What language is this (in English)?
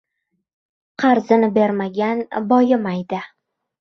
Uzbek